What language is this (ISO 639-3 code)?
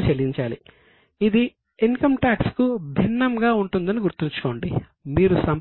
tel